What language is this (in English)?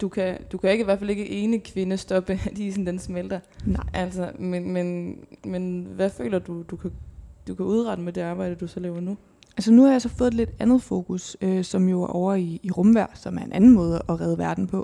Danish